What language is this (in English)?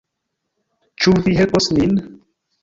Esperanto